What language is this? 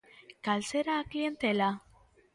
Galician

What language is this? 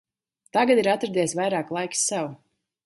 Latvian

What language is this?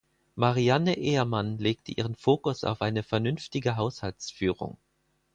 German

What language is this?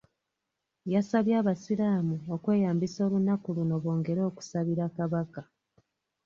Ganda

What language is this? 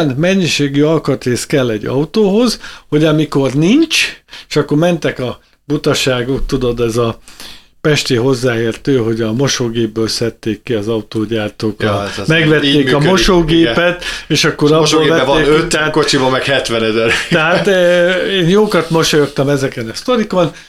Hungarian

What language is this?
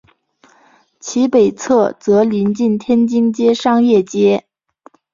Chinese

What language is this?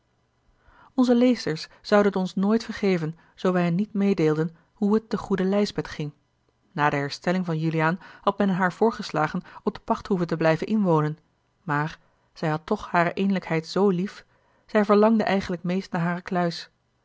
Dutch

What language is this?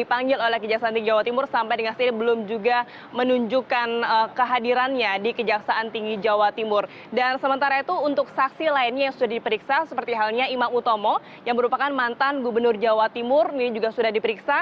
Indonesian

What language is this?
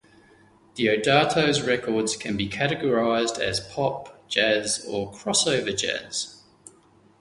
English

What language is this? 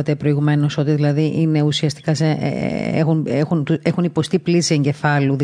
Greek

